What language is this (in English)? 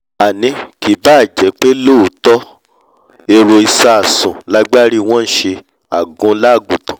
Yoruba